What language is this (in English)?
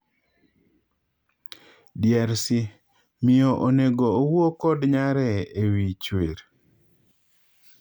Luo (Kenya and Tanzania)